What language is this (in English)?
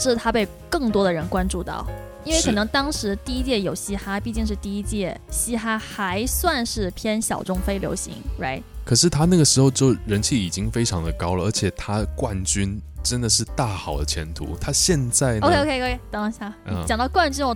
Chinese